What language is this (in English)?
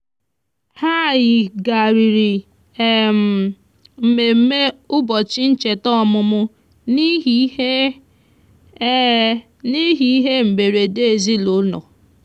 Igbo